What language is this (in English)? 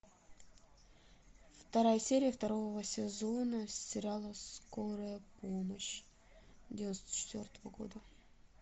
Russian